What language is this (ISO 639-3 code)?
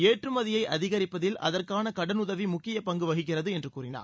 tam